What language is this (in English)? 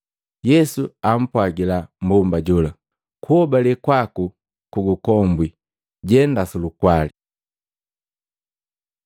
Matengo